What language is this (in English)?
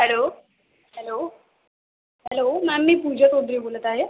Marathi